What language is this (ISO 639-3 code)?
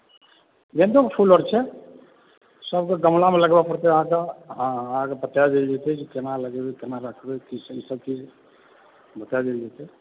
mai